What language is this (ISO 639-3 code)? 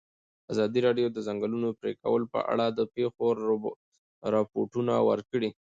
pus